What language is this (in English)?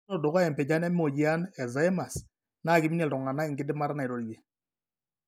Masai